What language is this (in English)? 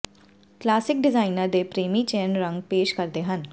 Punjabi